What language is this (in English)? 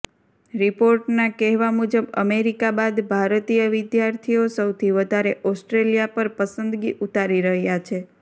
Gujarati